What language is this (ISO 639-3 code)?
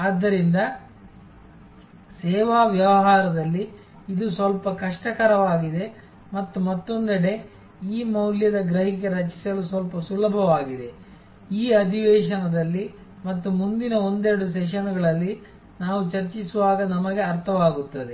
kan